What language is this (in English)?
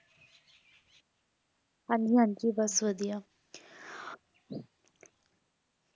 Punjabi